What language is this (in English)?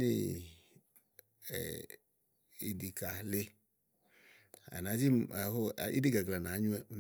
Igo